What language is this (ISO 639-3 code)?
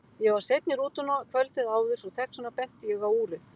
isl